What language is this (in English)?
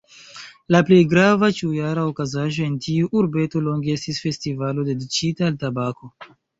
Esperanto